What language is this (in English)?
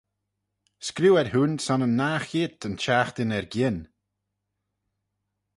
Manx